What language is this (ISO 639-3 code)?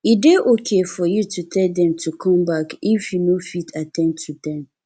pcm